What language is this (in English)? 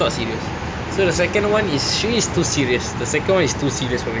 English